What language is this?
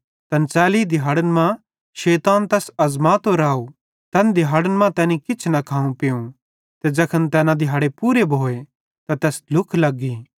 Bhadrawahi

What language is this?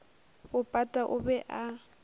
Northern Sotho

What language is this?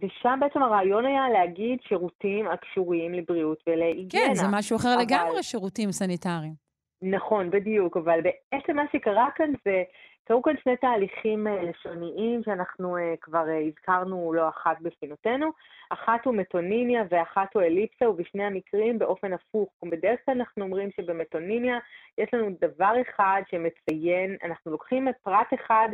Hebrew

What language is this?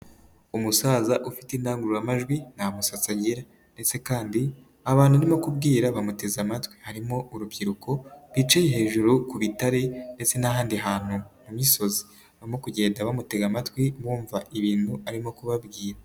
Kinyarwanda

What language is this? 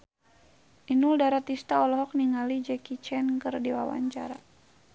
Sundanese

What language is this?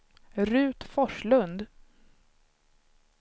Swedish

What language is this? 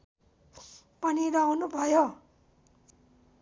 Nepali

